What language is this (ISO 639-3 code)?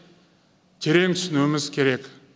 kaz